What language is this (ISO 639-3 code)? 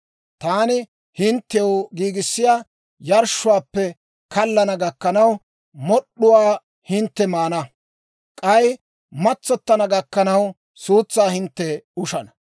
dwr